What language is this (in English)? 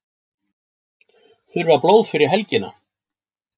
Icelandic